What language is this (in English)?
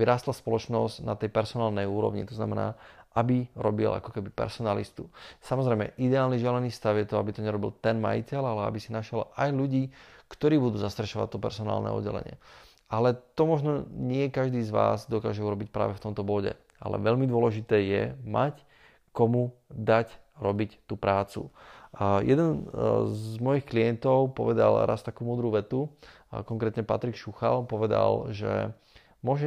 Slovak